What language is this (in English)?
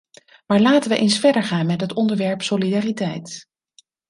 Dutch